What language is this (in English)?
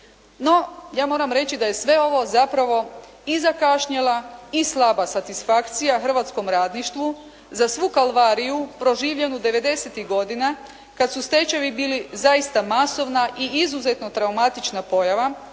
Croatian